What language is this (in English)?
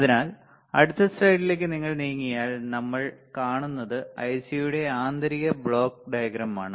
Malayalam